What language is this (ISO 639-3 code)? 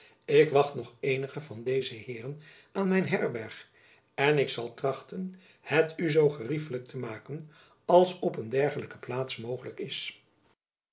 nld